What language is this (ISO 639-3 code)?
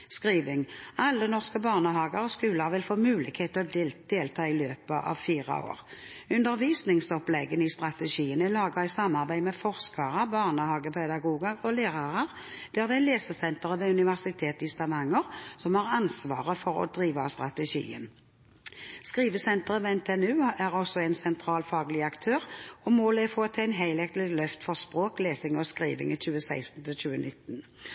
nob